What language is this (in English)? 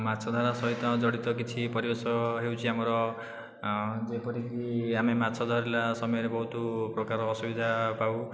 Odia